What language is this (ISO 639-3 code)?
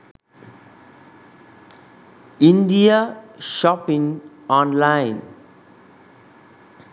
sin